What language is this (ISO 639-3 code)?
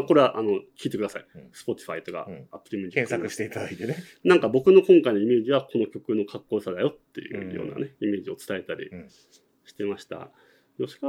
jpn